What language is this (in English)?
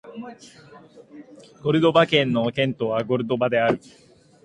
Japanese